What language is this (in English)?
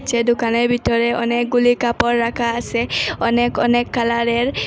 Bangla